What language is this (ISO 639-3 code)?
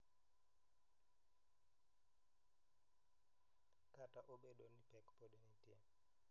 luo